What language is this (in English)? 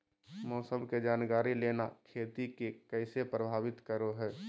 Magahi